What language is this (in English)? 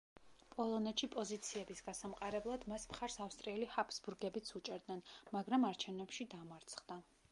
Georgian